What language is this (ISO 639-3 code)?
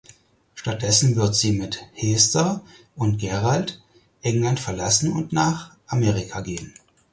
deu